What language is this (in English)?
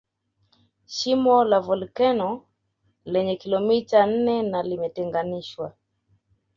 Swahili